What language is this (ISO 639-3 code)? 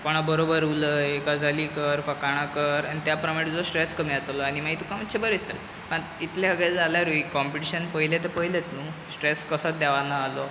kok